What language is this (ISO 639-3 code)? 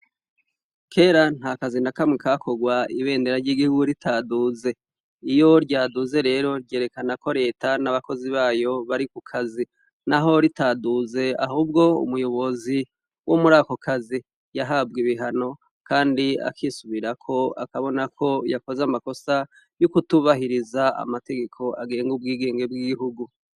run